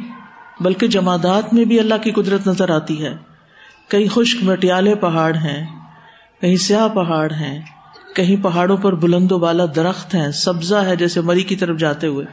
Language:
Urdu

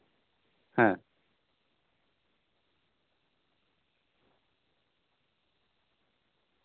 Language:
Santali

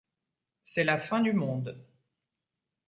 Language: French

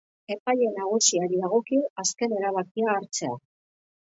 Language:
Basque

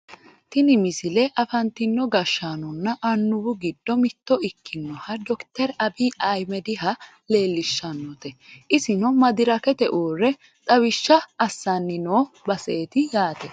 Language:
Sidamo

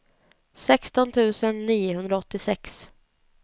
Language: Swedish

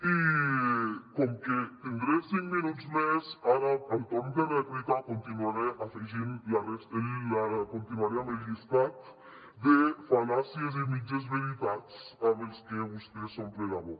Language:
Catalan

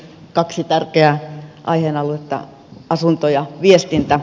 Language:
Finnish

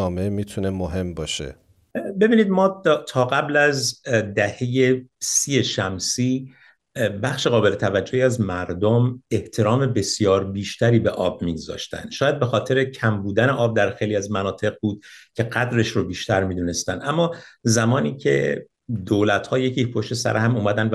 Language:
Persian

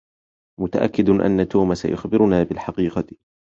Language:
Arabic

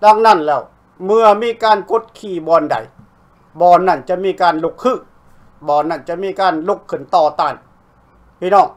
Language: Thai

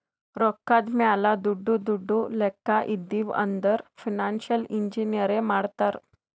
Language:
Kannada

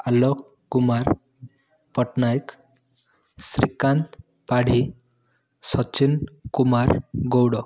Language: Odia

